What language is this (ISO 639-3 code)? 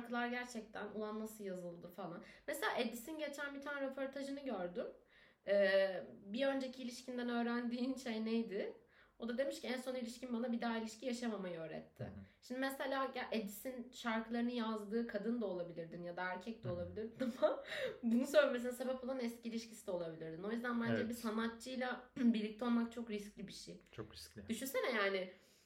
tur